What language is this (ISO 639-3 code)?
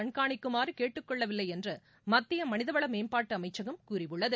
tam